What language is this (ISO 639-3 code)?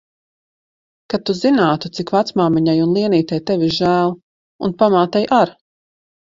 lav